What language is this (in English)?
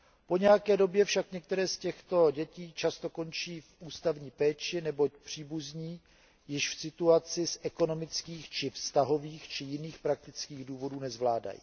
Czech